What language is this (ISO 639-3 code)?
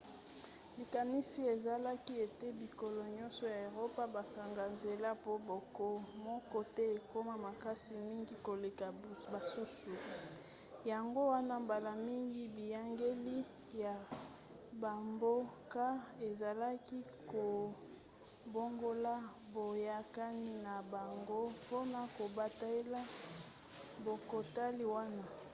lin